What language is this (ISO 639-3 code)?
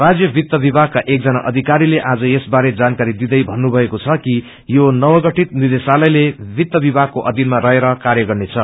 nep